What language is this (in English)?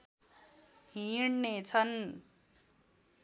Nepali